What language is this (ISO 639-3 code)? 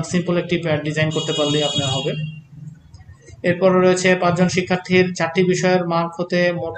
hin